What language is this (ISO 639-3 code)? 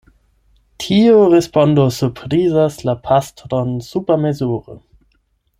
epo